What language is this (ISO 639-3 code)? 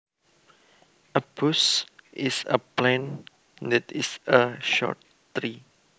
jav